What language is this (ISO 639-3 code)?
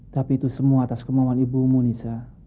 ind